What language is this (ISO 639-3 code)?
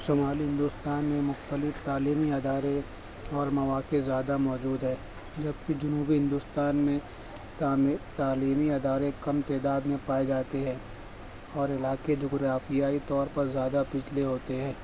urd